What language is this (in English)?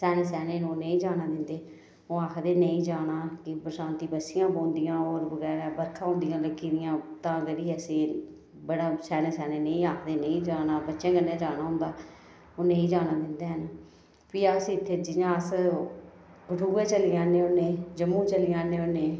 Dogri